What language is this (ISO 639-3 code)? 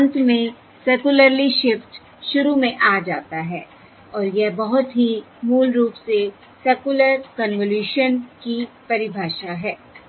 hin